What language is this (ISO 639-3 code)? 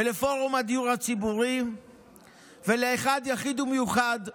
heb